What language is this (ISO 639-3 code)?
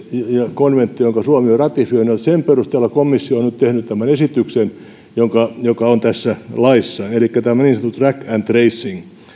fin